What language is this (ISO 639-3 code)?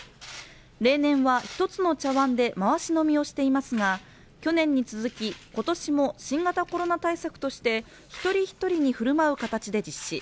jpn